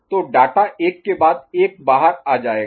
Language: Hindi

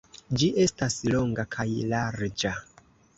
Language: Esperanto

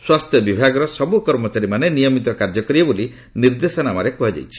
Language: Odia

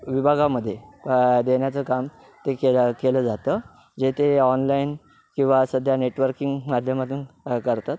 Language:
Marathi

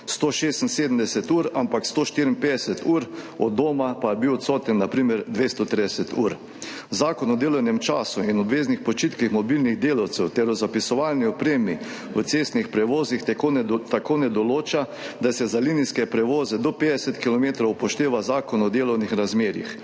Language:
Slovenian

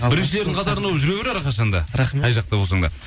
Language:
Kazakh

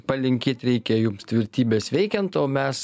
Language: Lithuanian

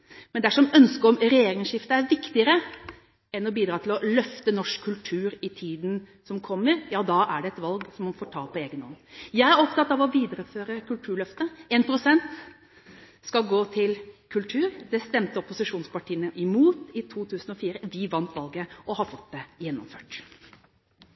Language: Norwegian Bokmål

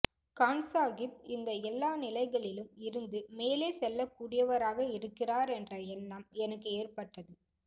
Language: Tamil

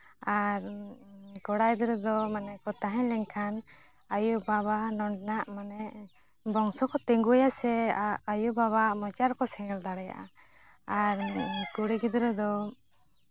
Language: Santali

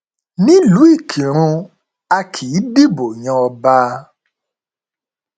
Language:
Yoruba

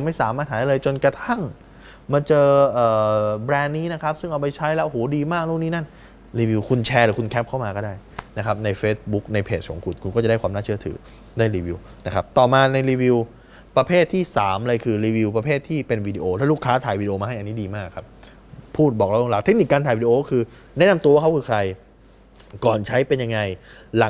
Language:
Thai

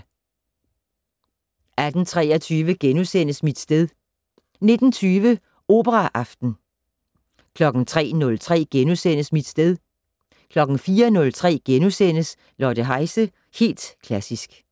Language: Danish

